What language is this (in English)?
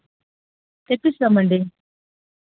Telugu